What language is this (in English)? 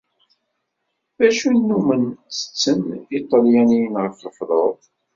Kabyle